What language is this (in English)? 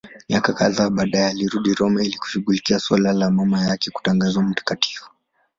Swahili